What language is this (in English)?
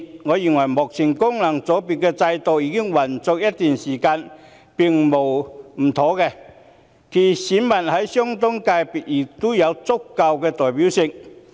Cantonese